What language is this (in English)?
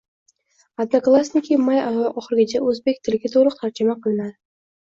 Uzbek